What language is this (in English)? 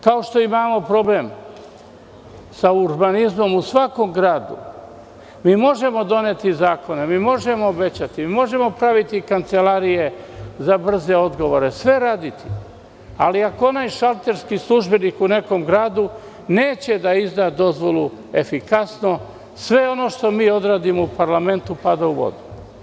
Serbian